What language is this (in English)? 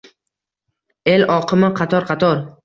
Uzbek